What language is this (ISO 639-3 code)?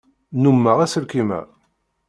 kab